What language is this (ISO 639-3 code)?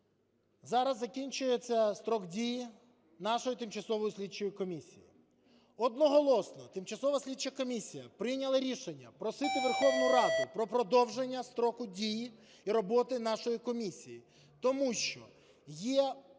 ukr